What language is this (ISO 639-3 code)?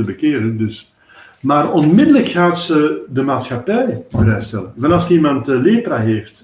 nld